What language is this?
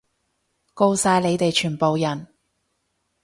Cantonese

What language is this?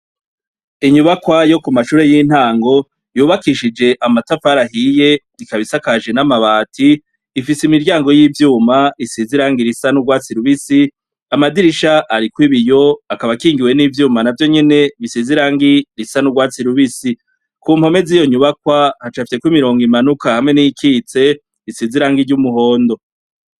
Rundi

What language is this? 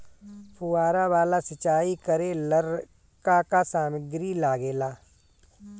Bhojpuri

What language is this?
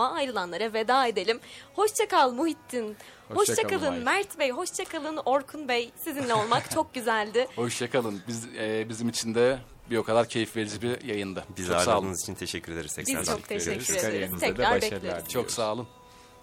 Turkish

